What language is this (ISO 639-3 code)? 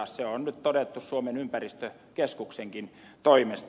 fin